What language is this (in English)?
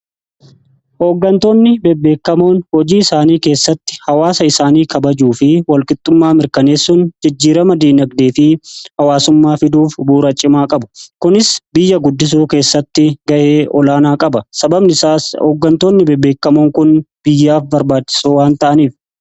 Oromo